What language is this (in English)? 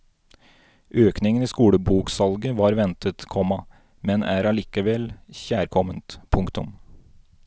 Norwegian